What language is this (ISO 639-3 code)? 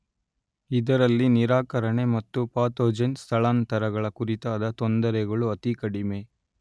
kan